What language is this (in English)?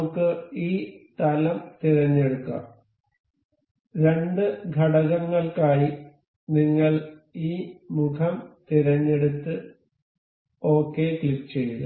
Malayalam